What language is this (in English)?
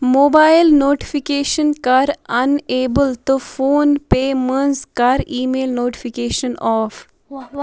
Kashmiri